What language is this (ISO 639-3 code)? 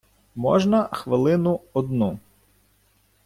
ukr